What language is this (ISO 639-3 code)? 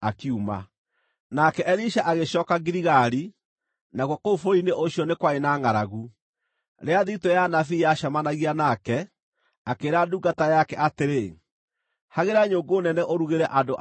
kik